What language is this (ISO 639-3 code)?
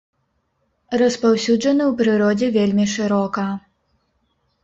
bel